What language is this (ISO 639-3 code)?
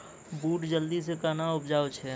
mai